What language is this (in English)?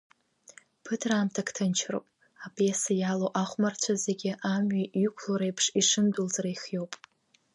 Abkhazian